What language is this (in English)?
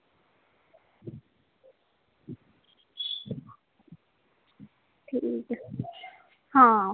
Dogri